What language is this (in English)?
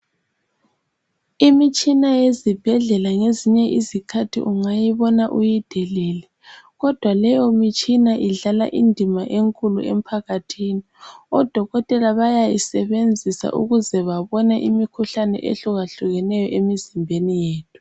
North Ndebele